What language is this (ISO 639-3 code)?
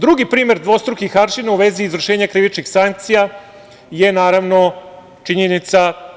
srp